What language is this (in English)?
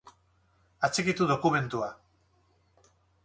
Basque